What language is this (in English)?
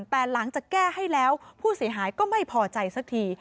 Thai